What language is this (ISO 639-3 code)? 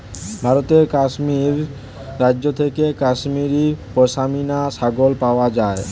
ben